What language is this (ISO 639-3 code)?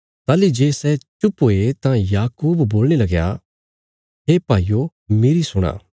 kfs